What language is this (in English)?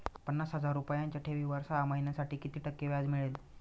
Marathi